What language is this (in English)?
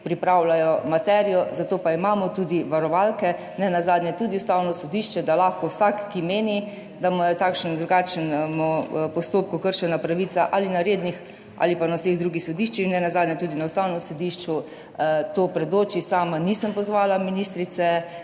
Slovenian